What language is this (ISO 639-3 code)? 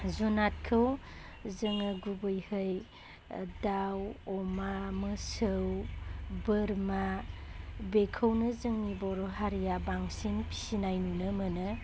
brx